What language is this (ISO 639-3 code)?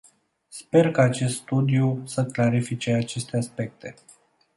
ron